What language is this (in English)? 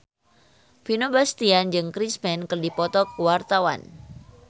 Sundanese